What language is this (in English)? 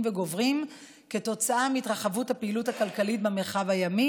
Hebrew